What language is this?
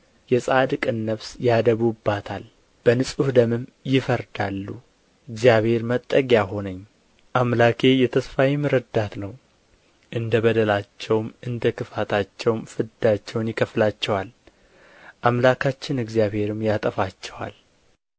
Amharic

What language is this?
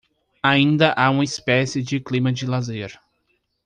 Portuguese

